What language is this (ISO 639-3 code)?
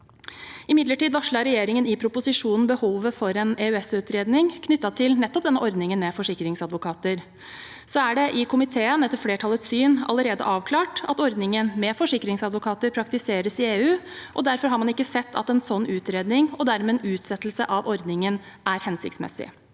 nor